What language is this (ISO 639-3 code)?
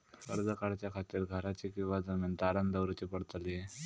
mar